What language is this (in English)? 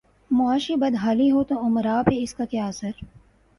Urdu